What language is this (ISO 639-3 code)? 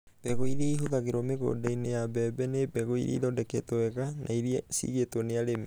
kik